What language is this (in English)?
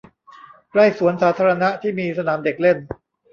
Thai